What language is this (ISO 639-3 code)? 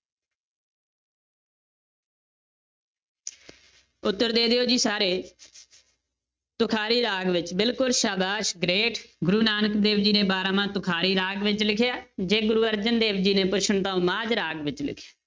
pan